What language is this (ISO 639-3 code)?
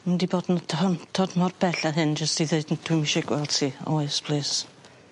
cym